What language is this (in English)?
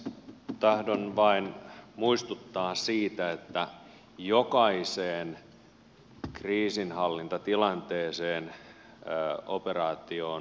Finnish